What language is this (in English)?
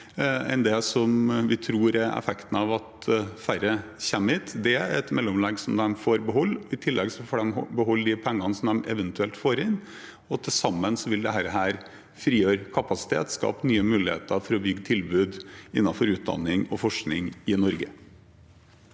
Norwegian